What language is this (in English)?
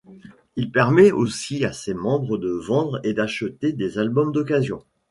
French